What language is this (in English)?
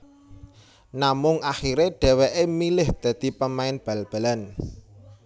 Javanese